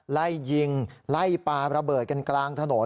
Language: Thai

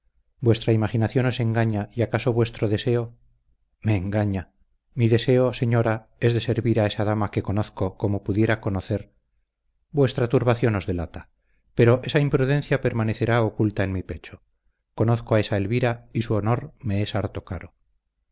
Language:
Spanish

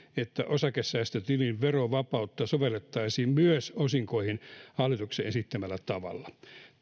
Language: Finnish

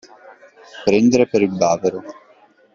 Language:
Italian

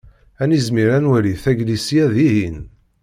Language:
Kabyle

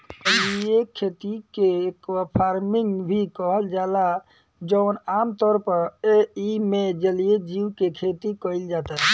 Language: Bhojpuri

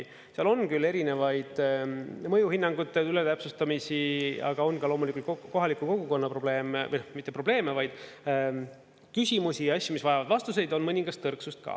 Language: Estonian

